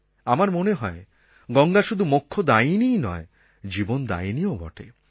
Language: Bangla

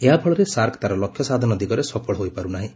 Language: Odia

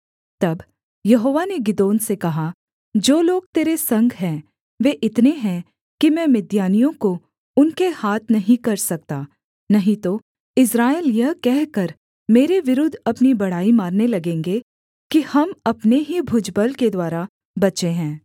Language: Hindi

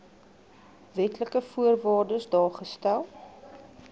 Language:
Afrikaans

